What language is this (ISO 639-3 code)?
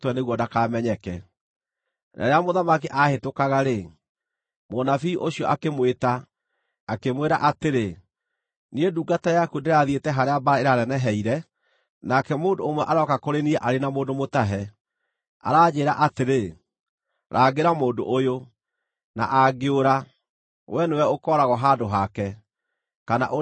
kik